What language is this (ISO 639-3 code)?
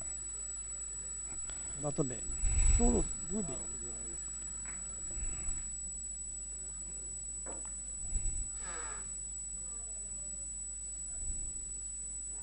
ita